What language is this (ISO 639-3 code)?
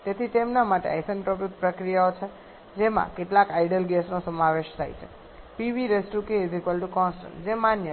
guj